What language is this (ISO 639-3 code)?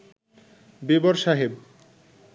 ben